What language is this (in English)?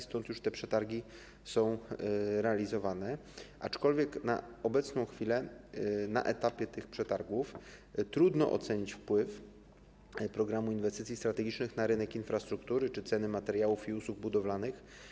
Polish